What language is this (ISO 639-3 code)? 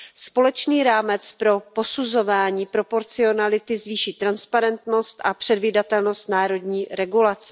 ces